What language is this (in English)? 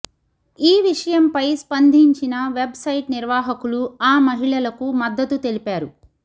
Telugu